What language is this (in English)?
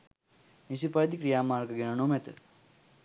Sinhala